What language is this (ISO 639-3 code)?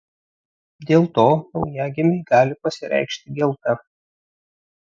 lit